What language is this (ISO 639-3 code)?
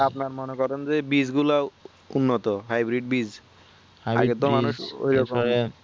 ben